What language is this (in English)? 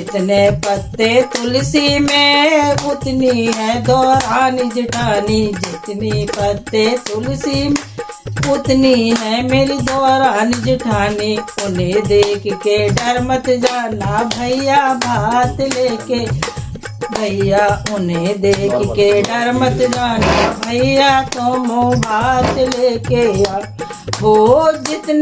Hindi